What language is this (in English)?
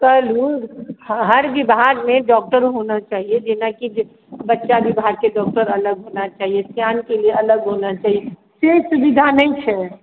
Maithili